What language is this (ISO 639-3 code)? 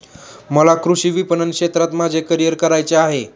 mar